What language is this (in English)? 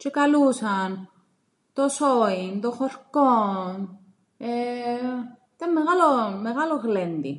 Greek